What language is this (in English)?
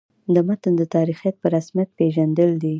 Pashto